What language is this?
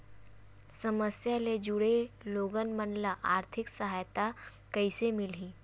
Chhattisgarhi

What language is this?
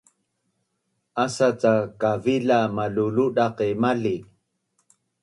Bunun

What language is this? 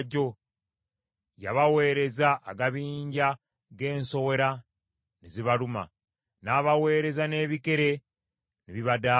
Ganda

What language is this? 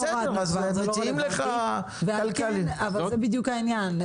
Hebrew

